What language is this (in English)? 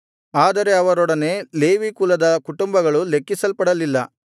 Kannada